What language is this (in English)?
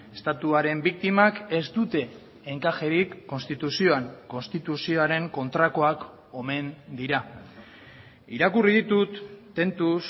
Basque